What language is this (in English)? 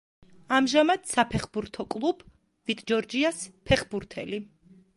Georgian